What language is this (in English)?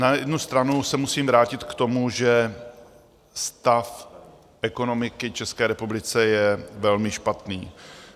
Czech